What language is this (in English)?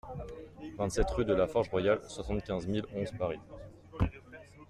French